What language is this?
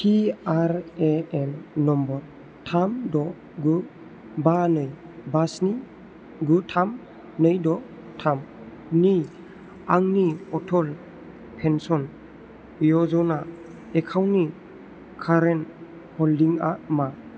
Bodo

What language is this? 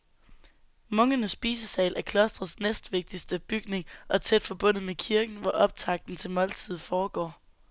Danish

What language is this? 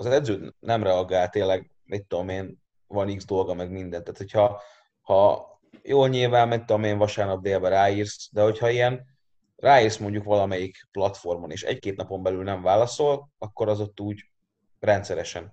Hungarian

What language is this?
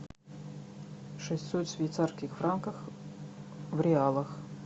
Russian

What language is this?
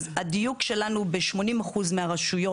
Hebrew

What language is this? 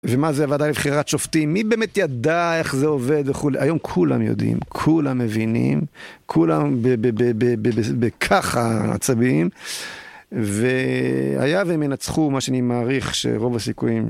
Hebrew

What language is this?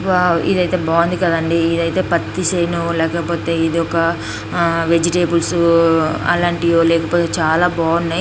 Telugu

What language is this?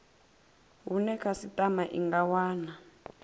Venda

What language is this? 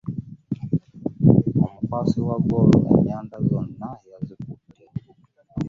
Ganda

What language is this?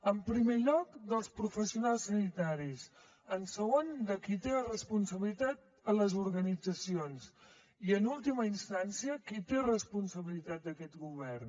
Catalan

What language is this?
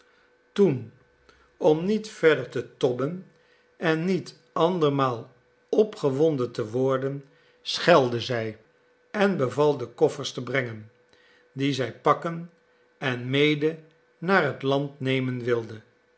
Dutch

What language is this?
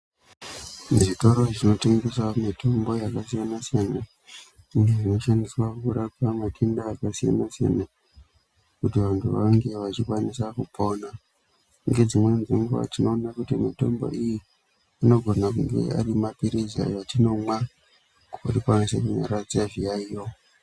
Ndau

